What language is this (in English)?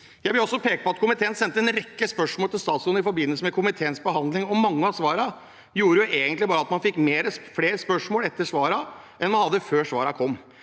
Norwegian